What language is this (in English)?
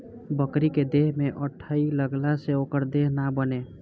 Bhojpuri